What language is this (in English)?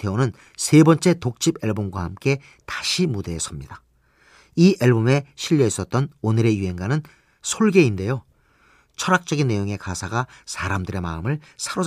Korean